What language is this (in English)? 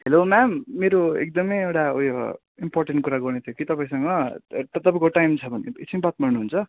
Nepali